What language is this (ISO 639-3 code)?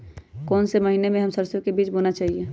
mag